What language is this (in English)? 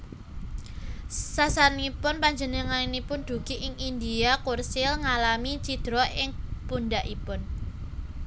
Javanese